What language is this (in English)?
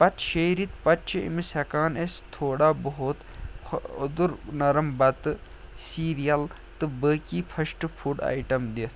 Kashmiri